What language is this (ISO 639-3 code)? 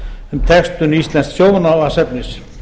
isl